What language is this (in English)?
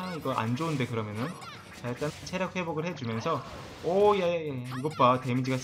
Korean